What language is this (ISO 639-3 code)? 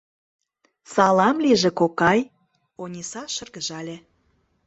chm